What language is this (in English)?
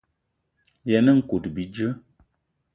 Eton (Cameroon)